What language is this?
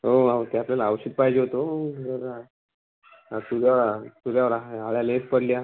Marathi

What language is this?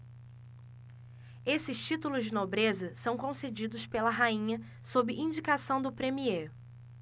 Portuguese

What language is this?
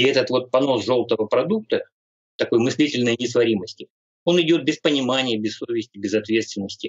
Russian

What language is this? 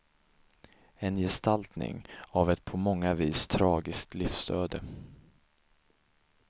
Swedish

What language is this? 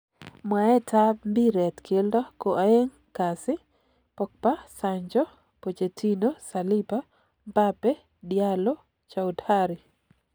Kalenjin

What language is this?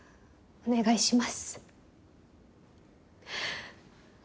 Japanese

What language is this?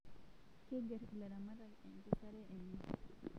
Masai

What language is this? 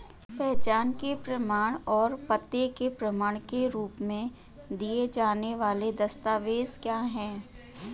Hindi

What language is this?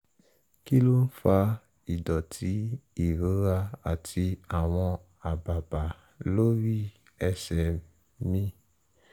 Yoruba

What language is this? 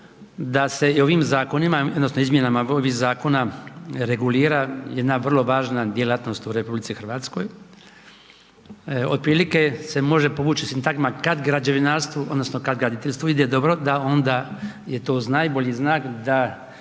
Croatian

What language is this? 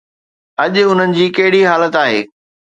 Sindhi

